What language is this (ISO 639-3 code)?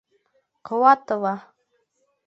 bak